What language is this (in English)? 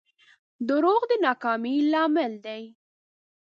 Pashto